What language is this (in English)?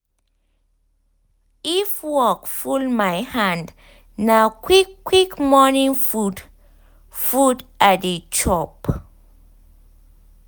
Nigerian Pidgin